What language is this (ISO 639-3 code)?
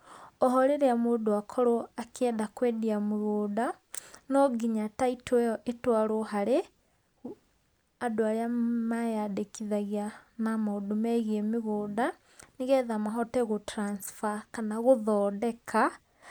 kik